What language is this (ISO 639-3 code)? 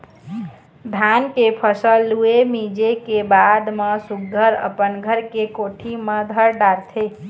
hne